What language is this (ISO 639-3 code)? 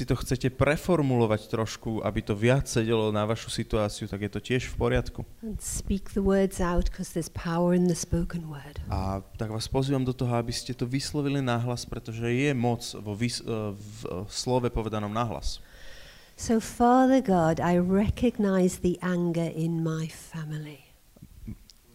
slk